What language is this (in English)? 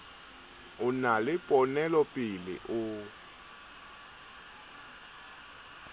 Southern Sotho